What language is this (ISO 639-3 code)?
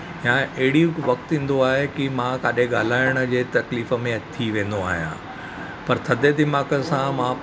snd